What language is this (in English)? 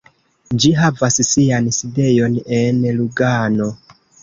Esperanto